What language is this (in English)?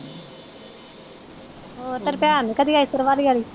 Punjabi